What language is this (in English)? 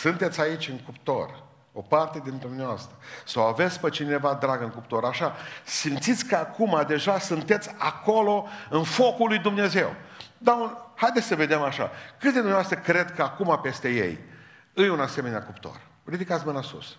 Romanian